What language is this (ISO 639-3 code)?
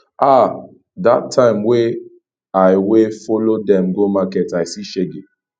pcm